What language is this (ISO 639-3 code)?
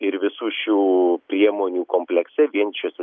lit